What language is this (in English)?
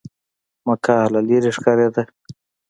Pashto